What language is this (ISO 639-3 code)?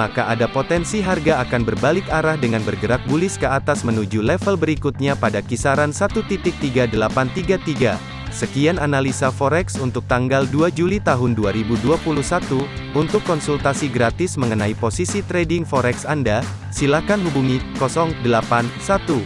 ind